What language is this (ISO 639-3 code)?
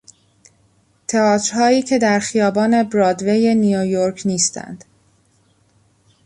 fas